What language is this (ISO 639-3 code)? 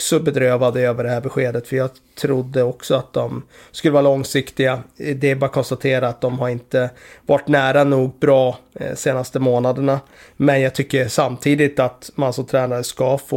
swe